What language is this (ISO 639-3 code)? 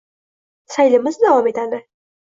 uzb